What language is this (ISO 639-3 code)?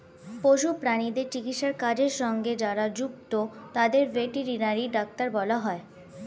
ben